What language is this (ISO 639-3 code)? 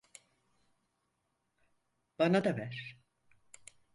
tur